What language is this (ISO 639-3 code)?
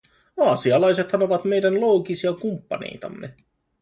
fin